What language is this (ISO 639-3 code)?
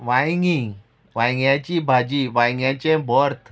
kok